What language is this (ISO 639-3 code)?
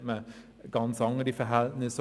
gsw